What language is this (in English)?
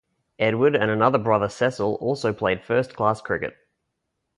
English